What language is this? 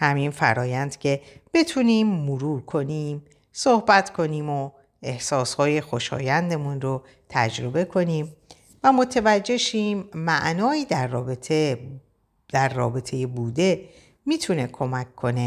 Persian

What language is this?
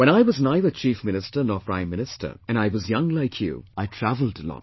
English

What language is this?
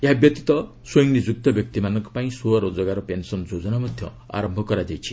Odia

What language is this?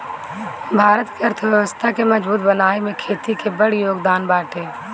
Bhojpuri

